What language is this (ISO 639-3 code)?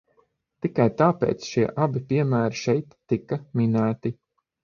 lav